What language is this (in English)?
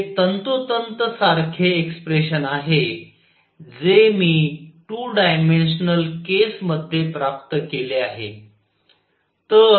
Marathi